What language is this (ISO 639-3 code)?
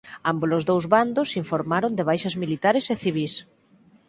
glg